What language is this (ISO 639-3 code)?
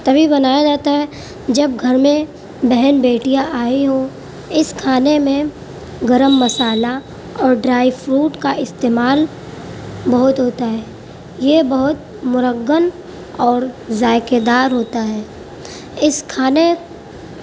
urd